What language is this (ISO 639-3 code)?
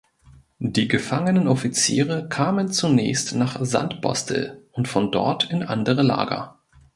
deu